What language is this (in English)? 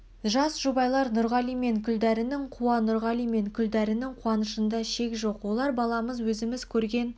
Kazakh